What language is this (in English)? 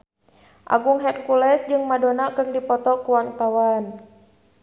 Sundanese